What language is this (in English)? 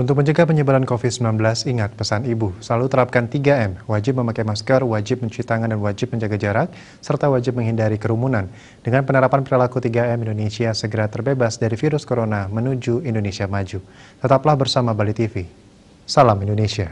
Indonesian